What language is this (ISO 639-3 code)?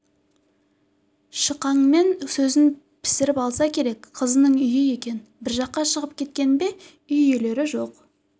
kaz